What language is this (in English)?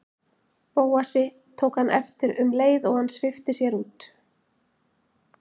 Icelandic